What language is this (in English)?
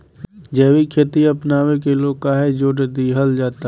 Bhojpuri